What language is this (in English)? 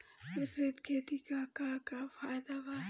Bhojpuri